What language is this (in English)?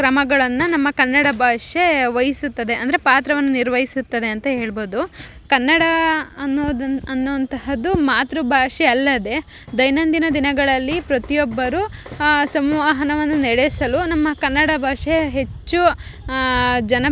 Kannada